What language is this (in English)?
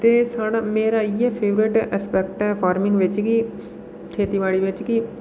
Dogri